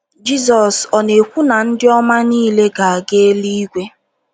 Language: Igbo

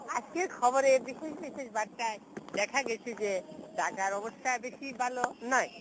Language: Bangla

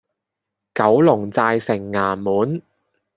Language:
Cantonese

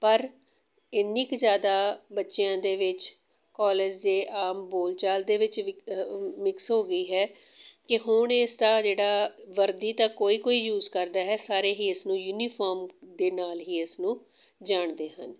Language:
Punjabi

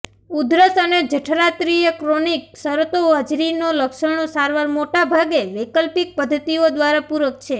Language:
Gujarati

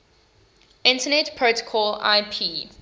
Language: English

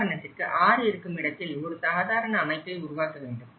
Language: Tamil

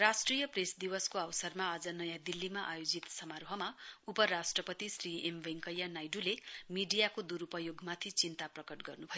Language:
Nepali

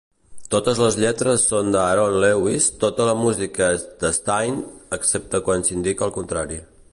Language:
Catalan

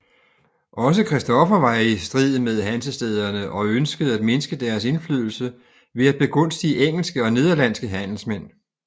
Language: Danish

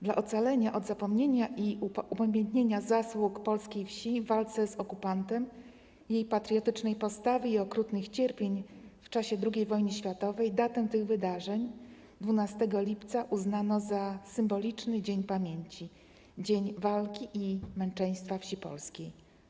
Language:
Polish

